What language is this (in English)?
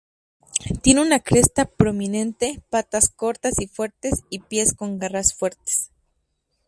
Spanish